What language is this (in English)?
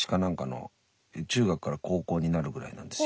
Japanese